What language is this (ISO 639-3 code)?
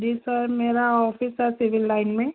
hin